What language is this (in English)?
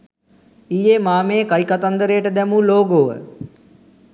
Sinhala